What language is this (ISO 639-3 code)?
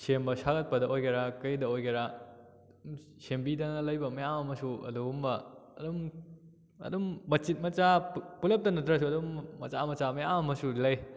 mni